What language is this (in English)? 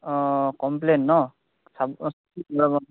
Assamese